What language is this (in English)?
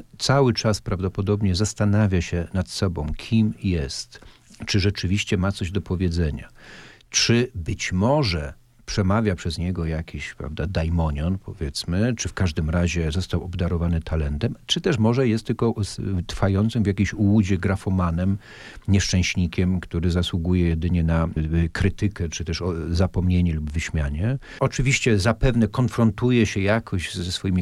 Polish